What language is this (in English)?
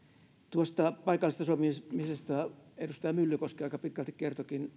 Finnish